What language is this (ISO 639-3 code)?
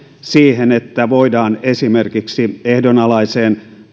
fin